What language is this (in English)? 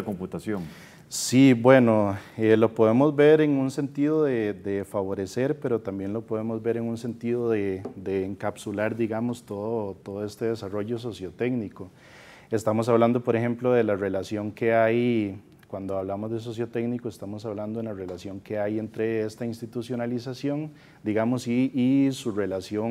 Spanish